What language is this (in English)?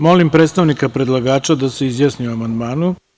Serbian